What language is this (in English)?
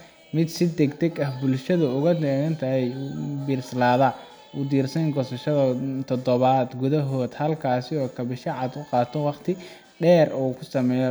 Somali